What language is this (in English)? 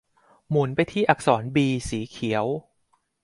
Thai